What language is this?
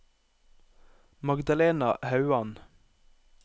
Norwegian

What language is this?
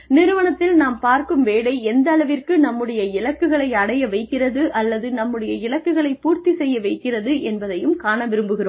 Tamil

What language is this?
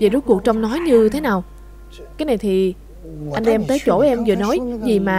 Vietnamese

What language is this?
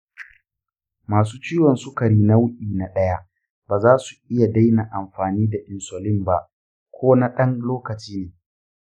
Hausa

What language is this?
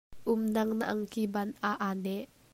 Hakha Chin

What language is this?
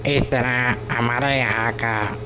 Urdu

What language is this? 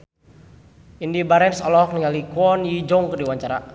Sundanese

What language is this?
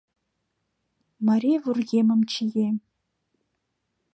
Mari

